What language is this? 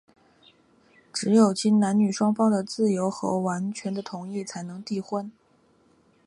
Chinese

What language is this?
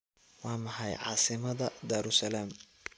Somali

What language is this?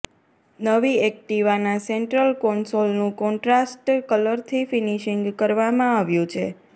Gujarati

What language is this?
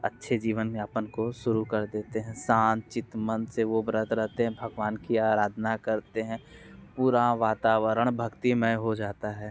Hindi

